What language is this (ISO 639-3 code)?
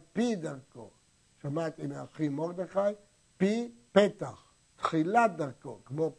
heb